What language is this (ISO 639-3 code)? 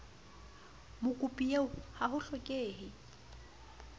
sot